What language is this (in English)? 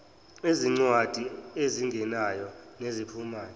Zulu